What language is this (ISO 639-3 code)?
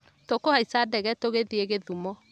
kik